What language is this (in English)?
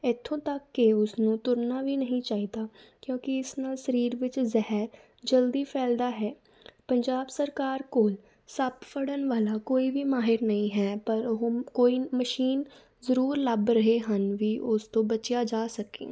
Punjabi